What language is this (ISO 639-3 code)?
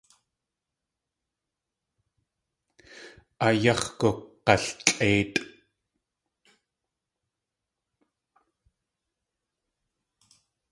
tli